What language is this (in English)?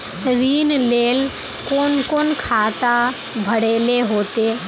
Magahi